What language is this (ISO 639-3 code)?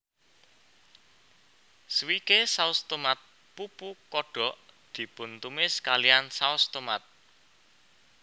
jav